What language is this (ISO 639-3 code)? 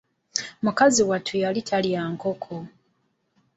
lug